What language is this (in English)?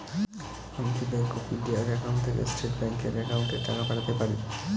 Bangla